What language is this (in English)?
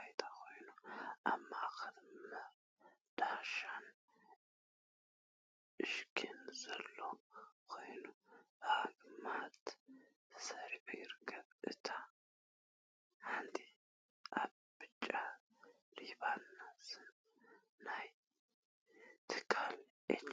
Tigrinya